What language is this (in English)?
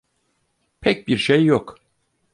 Turkish